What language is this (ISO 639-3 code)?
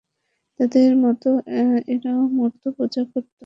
ben